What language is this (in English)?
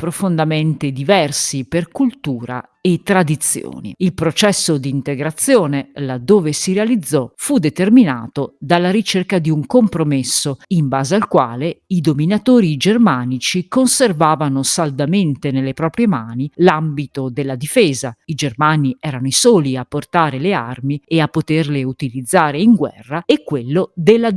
Italian